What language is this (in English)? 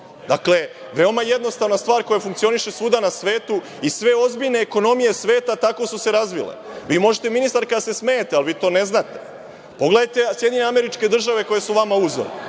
Serbian